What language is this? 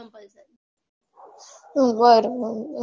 Gujarati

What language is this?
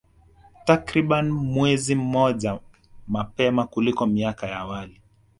Swahili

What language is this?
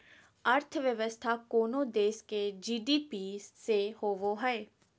Magahi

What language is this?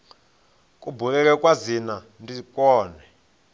Venda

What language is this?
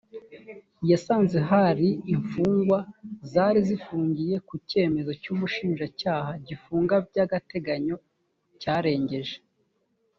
Kinyarwanda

